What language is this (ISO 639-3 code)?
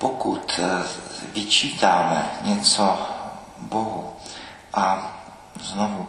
ces